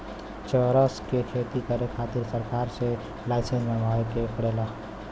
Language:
Bhojpuri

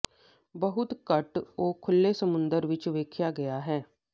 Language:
Punjabi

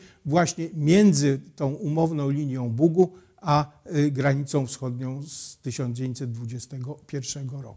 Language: Polish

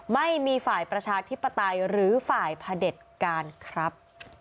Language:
Thai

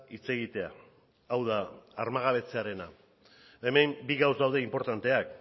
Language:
Basque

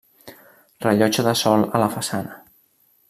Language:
Catalan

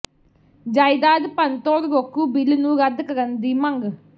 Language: Punjabi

